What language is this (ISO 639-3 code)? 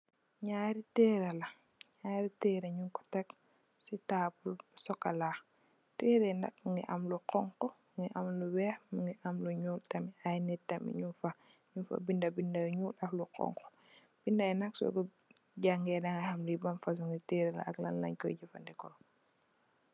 wol